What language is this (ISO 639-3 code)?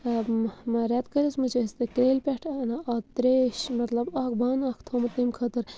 kas